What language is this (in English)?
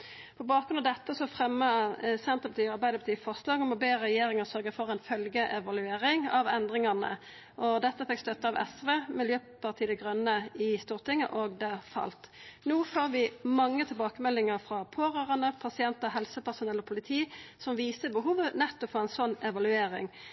Norwegian Nynorsk